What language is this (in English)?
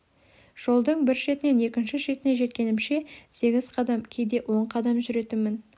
Kazakh